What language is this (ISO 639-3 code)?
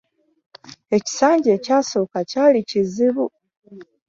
lug